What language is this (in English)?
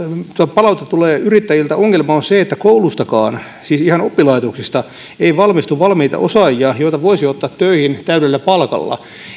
Finnish